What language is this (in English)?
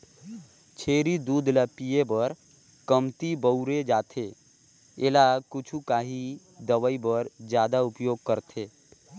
Chhattisgarhi